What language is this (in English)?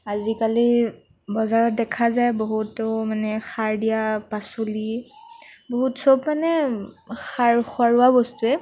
Assamese